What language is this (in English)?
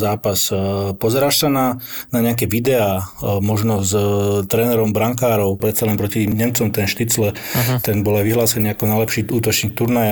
Slovak